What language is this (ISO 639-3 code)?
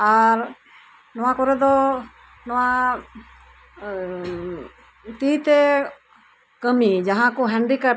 sat